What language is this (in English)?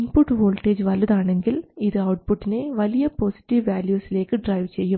Malayalam